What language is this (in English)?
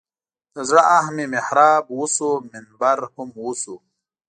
Pashto